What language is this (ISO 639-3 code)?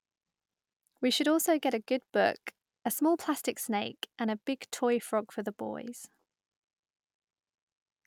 eng